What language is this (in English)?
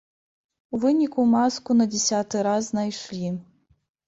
Belarusian